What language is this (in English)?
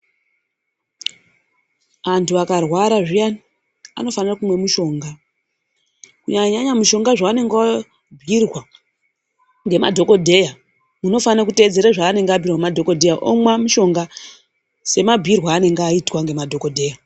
Ndau